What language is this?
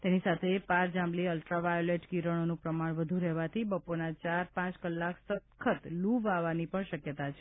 Gujarati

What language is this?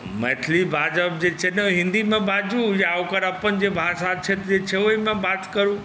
Maithili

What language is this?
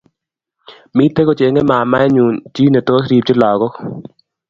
Kalenjin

